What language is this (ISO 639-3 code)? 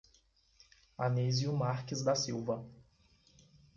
por